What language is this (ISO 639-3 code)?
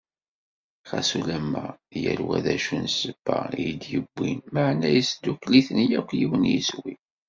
kab